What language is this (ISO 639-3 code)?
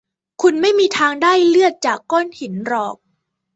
tha